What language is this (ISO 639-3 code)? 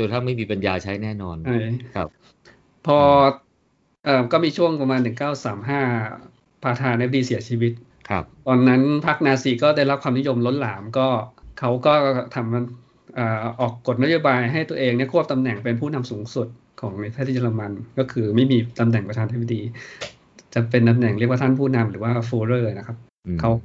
tha